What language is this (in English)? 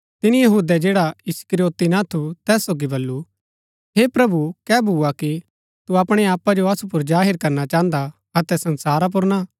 Gaddi